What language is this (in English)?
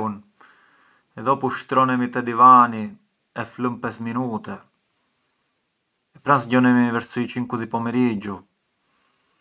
Arbëreshë Albanian